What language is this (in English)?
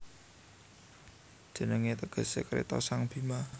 Javanese